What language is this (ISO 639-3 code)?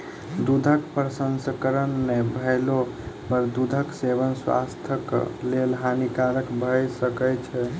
mai